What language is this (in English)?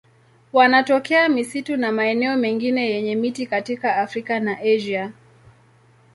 Swahili